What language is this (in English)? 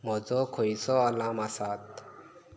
Konkani